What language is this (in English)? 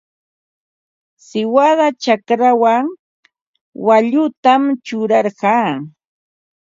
Ambo-Pasco Quechua